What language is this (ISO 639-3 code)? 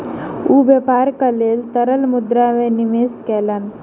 mai